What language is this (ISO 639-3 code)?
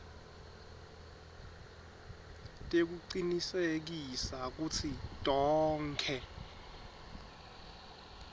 ssw